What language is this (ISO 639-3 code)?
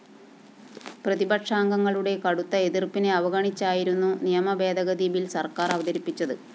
mal